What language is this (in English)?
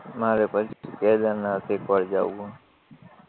Gujarati